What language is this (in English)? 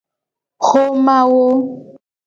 Gen